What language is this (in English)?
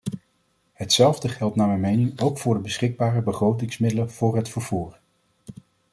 Dutch